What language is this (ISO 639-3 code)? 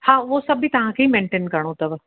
snd